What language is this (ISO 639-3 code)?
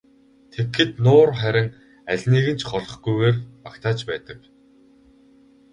mon